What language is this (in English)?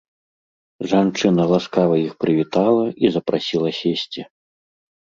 Belarusian